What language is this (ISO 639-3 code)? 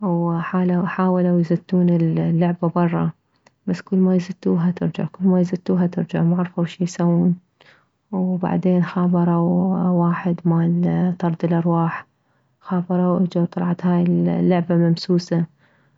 acm